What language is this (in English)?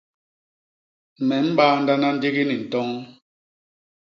Basaa